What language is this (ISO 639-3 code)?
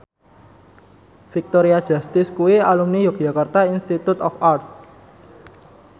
jav